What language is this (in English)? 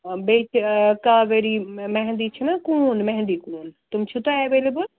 Kashmiri